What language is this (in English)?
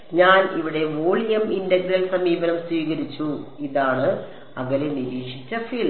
Malayalam